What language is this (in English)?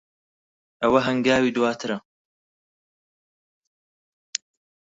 Central Kurdish